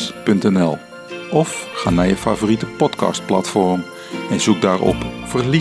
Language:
Dutch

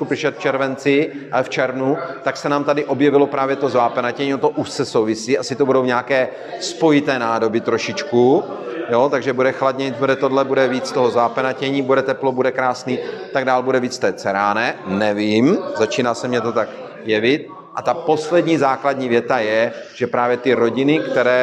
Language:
Czech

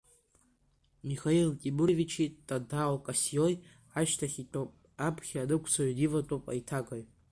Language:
Abkhazian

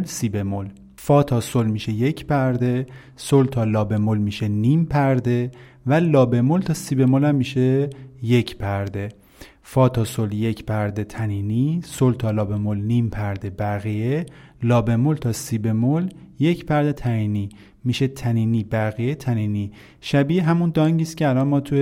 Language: Persian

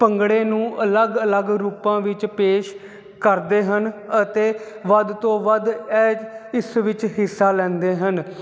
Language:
Punjabi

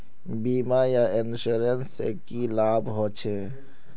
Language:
Magahi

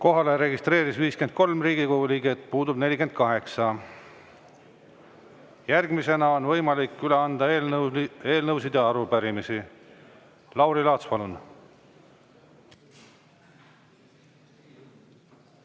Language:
Estonian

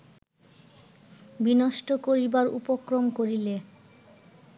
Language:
Bangla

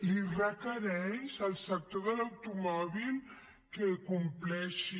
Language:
Catalan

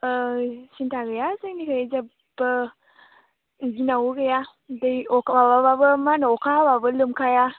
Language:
Bodo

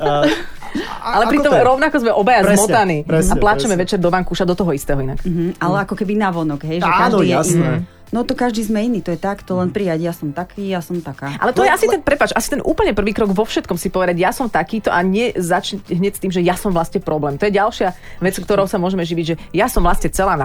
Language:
Slovak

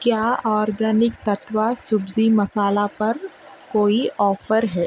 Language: Urdu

